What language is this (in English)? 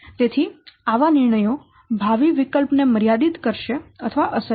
Gujarati